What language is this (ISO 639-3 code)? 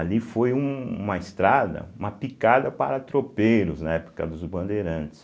por